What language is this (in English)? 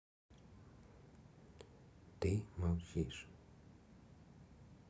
Russian